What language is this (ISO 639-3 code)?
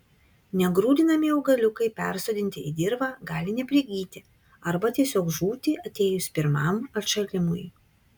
lit